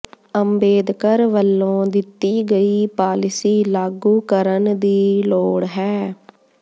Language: Punjabi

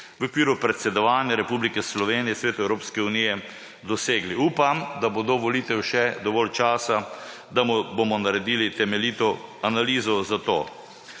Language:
Slovenian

